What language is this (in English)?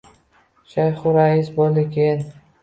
Uzbek